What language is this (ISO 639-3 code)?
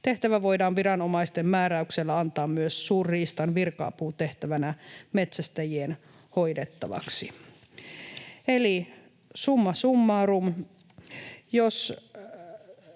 fin